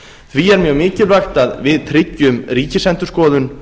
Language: Icelandic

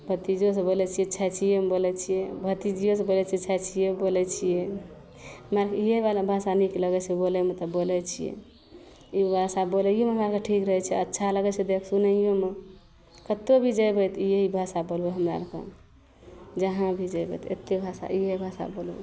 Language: Maithili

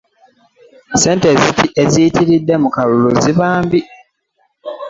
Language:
Ganda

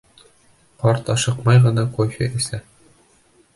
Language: Bashkir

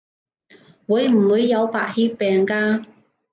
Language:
Cantonese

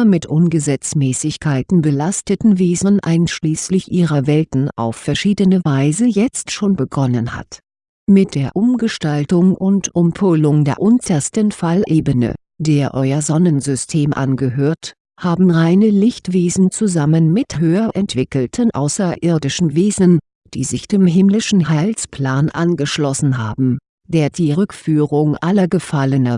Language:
German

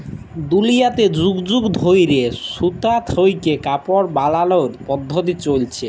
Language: Bangla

